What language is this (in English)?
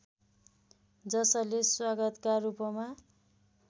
Nepali